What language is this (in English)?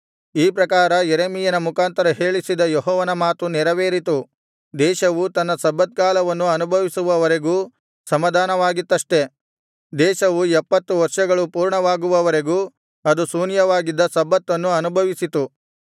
Kannada